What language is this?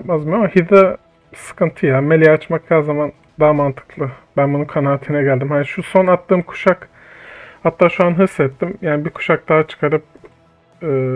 Turkish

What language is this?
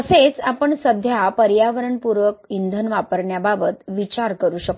Marathi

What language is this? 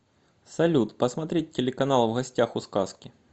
Russian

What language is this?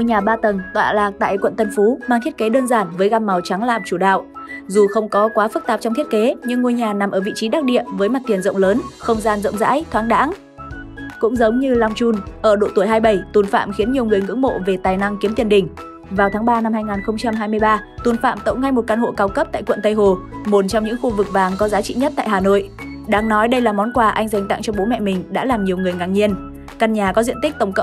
Vietnamese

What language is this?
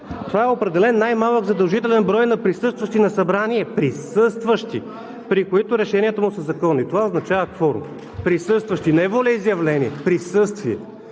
Bulgarian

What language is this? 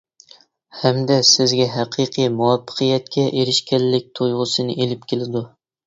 Uyghur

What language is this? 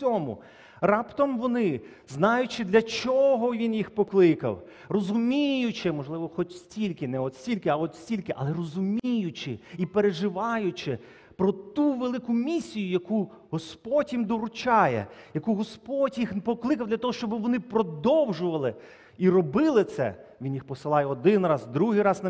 Ukrainian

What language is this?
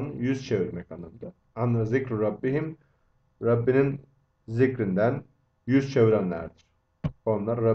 Turkish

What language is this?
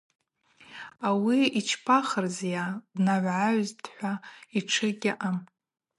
Abaza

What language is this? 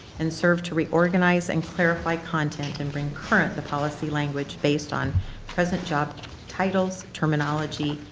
English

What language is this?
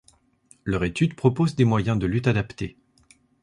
French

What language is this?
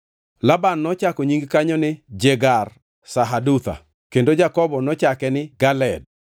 Luo (Kenya and Tanzania)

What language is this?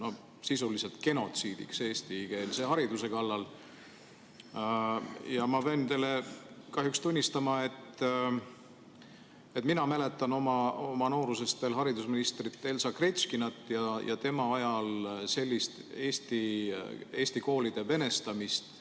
Estonian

